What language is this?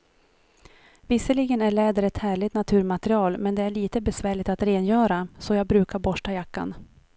Swedish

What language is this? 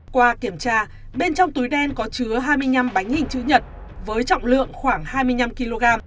Vietnamese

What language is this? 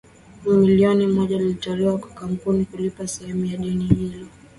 Swahili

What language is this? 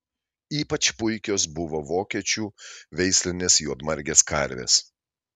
Lithuanian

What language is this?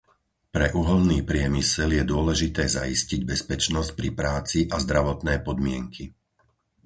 Slovak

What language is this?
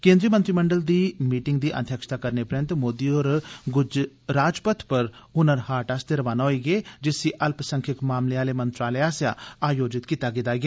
Dogri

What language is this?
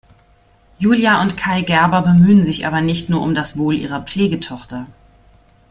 German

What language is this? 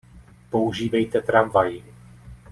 Czech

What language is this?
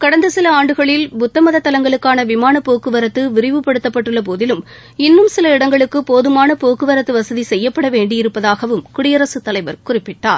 Tamil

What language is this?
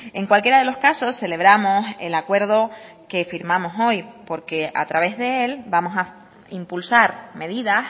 Spanish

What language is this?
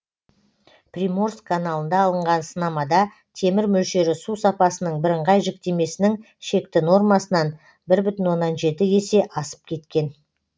Kazakh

